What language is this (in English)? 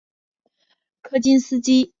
Chinese